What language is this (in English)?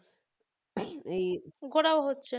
Bangla